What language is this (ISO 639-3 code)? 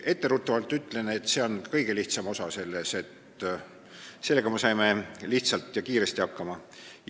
est